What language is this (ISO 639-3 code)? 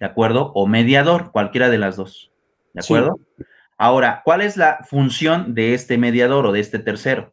spa